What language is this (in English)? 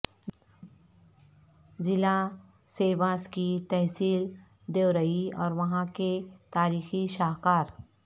Urdu